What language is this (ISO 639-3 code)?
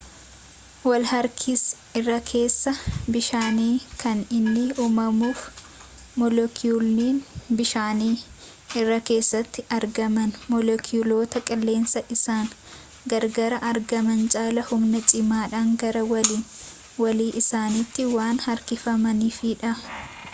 orm